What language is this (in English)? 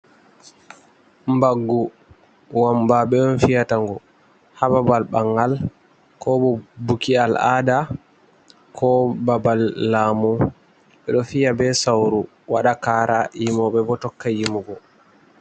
Fula